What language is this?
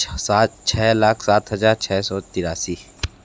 Hindi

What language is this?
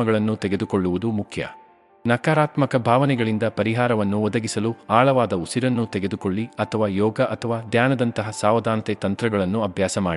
Kannada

